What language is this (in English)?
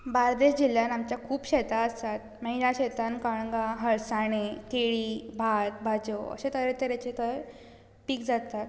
Konkani